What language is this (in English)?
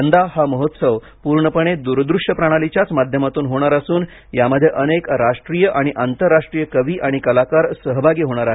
Marathi